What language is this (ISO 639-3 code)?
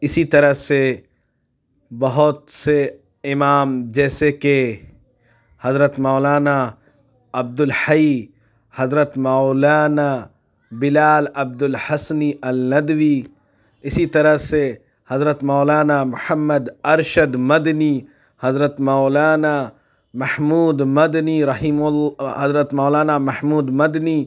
urd